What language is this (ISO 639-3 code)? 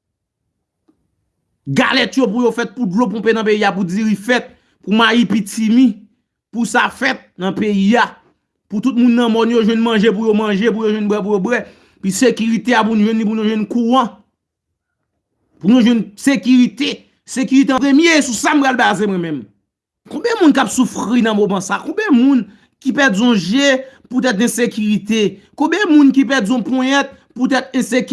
fra